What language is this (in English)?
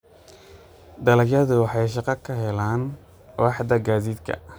Somali